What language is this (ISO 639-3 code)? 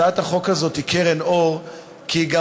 heb